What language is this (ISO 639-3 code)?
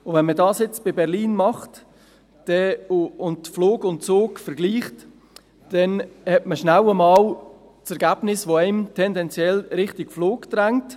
gsw